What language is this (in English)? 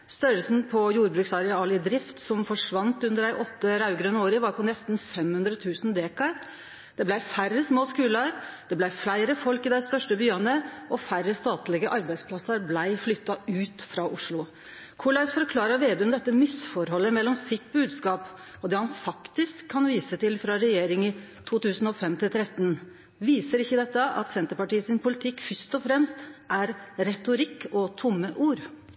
Norwegian Nynorsk